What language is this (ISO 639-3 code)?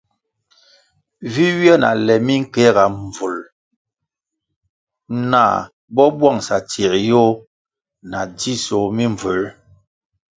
nmg